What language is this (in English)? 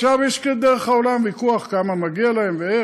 Hebrew